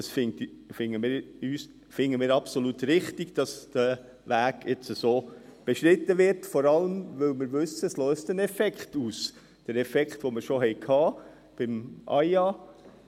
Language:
Swiss German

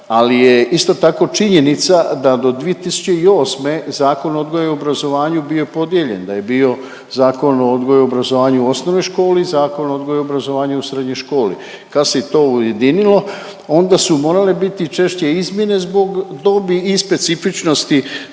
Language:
Croatian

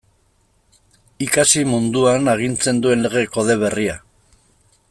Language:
Basque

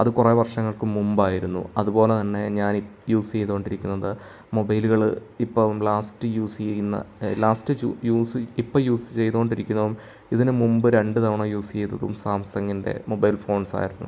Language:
Malayalam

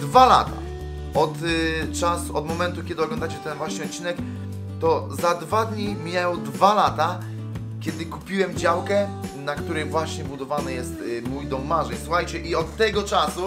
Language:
Polish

